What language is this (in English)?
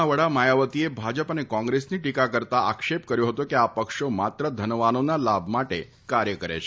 Gujarati